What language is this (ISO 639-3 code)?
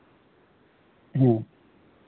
sat